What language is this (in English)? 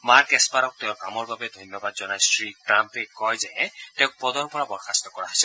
Assamese